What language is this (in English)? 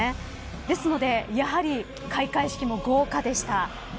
Japanese